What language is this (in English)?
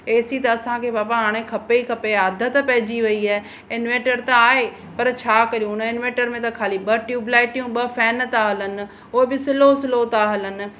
Sindhi